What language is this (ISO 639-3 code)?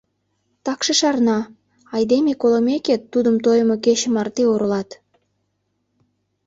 chm